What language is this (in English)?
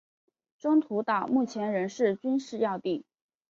Chinese